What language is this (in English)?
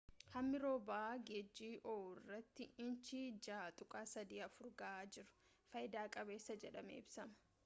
Oromo